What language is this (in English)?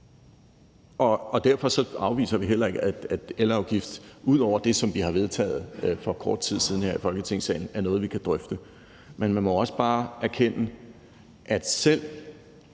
Danish